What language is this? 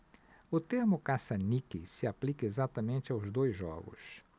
Portuguese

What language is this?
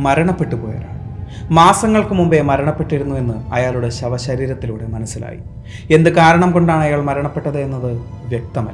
Malayalam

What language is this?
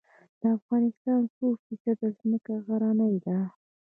Pashto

